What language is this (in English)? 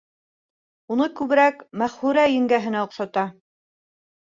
Bashkir